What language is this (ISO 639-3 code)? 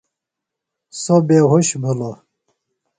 phl